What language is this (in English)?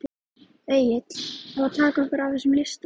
Icelandic